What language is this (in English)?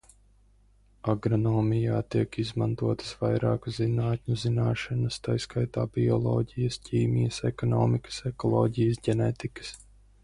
Latvian